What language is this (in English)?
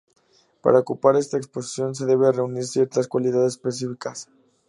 Spanish